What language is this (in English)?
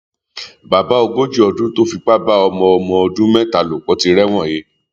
Yoruba